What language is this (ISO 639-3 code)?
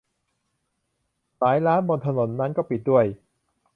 tha